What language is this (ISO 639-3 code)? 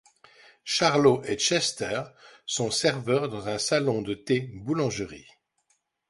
fra